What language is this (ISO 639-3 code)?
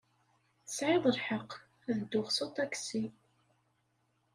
kab